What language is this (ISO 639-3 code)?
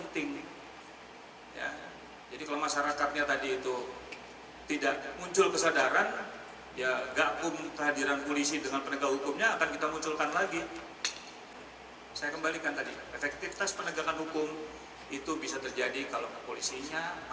ind